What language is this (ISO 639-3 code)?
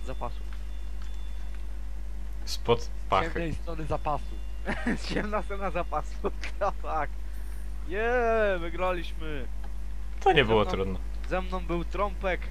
pol